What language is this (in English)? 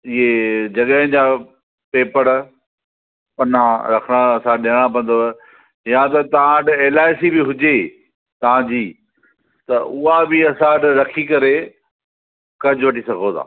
Sindhi